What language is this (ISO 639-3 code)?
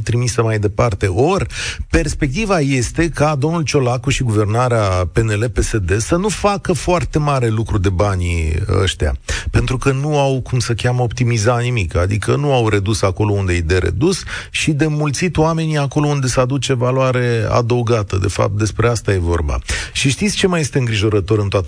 ron